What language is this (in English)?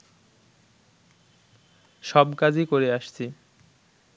Bangla